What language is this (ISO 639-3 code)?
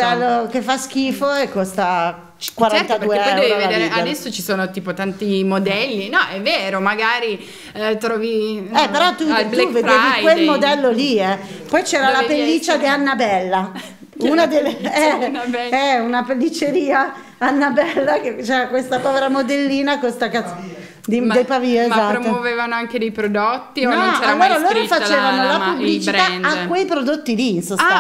ita